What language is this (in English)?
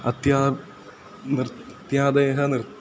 Sanskrit